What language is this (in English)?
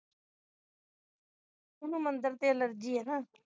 Punjabi